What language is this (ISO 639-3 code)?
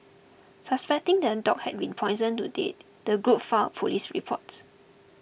eng